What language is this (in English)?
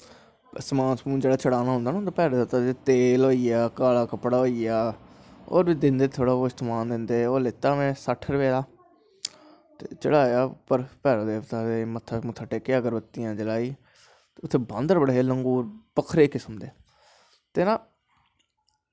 Dogri